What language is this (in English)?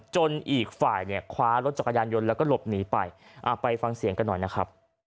Thai